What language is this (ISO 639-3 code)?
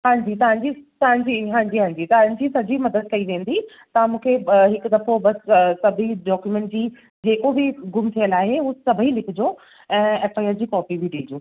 snd